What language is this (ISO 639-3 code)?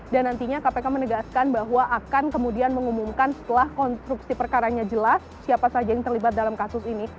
ind